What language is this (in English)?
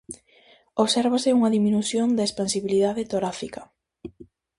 Galician